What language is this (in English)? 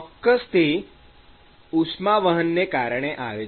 Gujarati